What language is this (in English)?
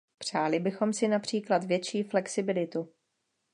Czech